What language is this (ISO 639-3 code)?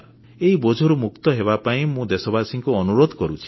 ori